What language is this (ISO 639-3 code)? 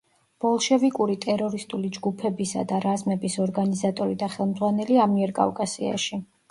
kat